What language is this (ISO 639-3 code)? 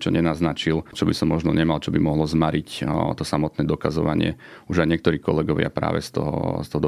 slk